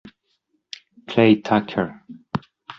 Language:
Italian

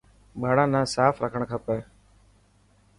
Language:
Dhatki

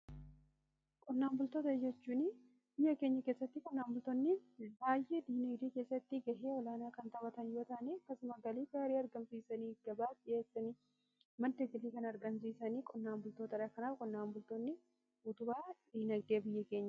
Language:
Oromo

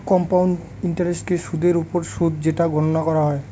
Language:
Bangla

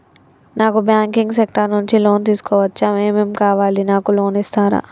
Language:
Telugu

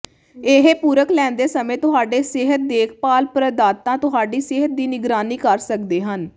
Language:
Punjabi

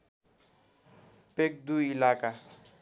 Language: Nepali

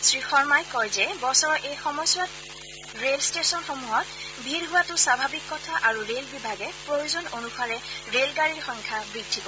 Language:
Assamese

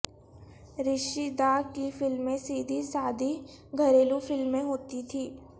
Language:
Urdu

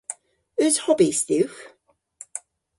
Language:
Cornish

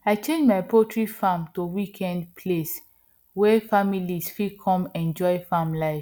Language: Nigerian Pidgin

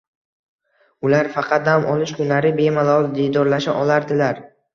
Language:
Uzbek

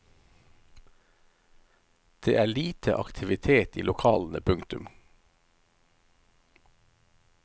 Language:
Norwegian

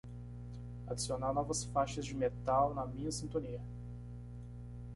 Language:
Portuguese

